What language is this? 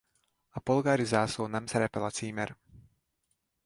Hungarian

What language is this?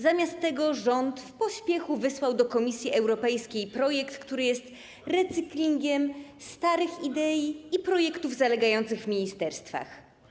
Polish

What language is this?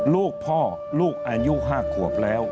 Thai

